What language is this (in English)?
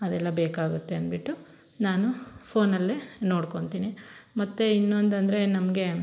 Kannada